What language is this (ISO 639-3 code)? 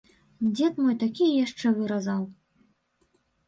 bel